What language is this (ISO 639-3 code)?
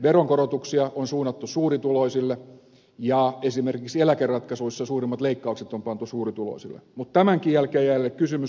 fin